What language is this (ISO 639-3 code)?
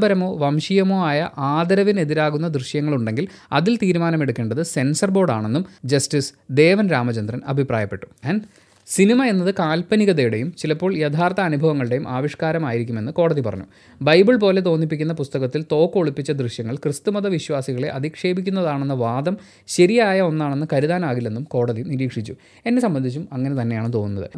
mal